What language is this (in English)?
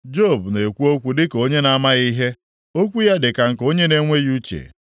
Igbo